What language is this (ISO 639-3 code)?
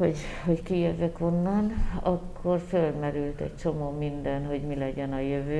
hun